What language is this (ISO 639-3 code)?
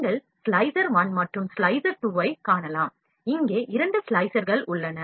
tam